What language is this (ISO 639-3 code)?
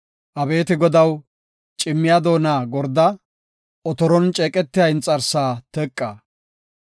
gof